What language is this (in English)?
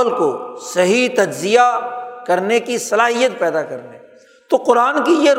Urdu